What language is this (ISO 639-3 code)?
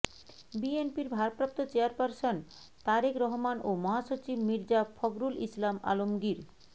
ben